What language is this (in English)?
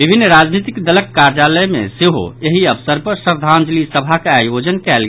Maithili